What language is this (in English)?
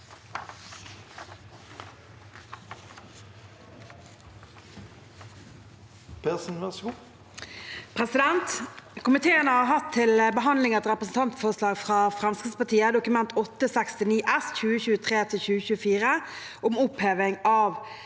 Norwegian